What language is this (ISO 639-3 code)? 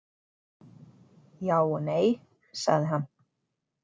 isl